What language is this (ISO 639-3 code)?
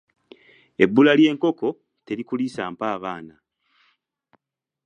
lug